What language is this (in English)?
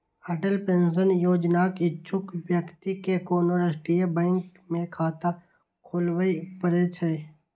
Maithili